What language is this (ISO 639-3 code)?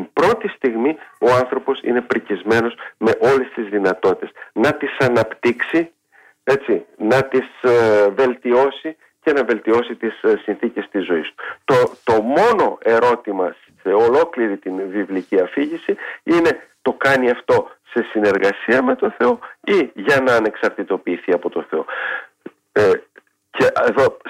ell